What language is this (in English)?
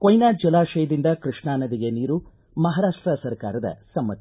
Kannada